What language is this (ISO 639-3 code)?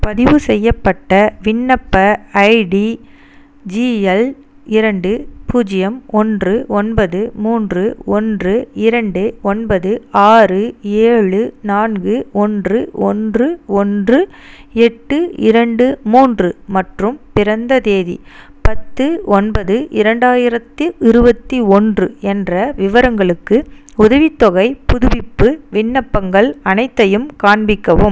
tam